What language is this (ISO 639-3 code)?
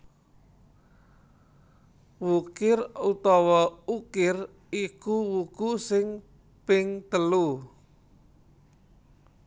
jav